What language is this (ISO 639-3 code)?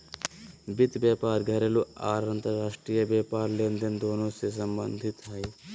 mag